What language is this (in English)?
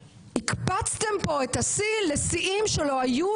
Hebrew